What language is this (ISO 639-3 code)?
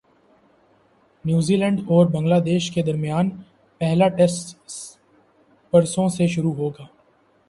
urd